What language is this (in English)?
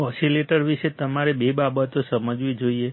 Gujarati